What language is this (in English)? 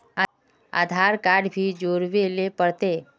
Magahi